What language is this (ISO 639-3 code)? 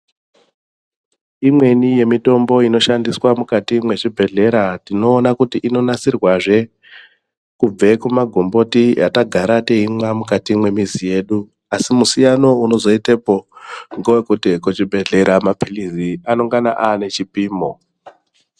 ndc